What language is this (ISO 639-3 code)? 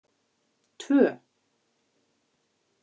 isl